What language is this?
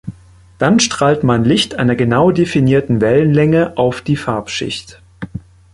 German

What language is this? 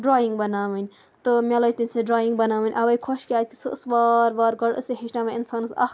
Kashmiri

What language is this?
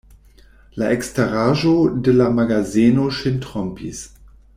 Esperanto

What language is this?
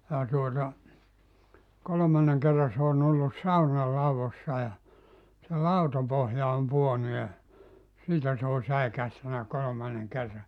Finnish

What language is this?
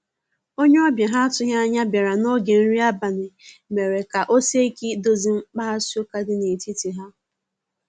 Igbo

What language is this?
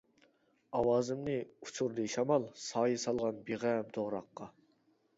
Uyghur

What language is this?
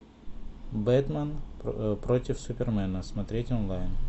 Russian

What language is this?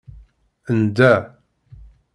Kabyle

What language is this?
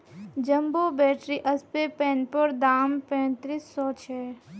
Magahi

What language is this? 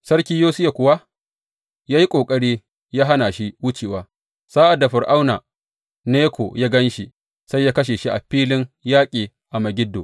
Hausa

